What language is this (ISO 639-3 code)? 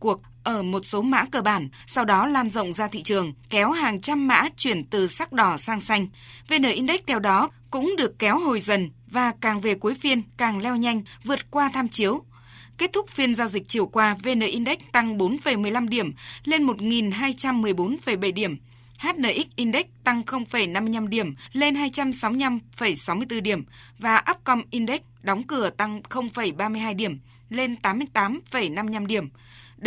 vie